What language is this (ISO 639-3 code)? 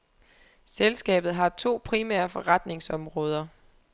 dan